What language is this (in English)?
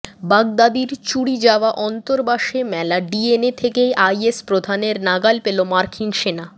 Bangla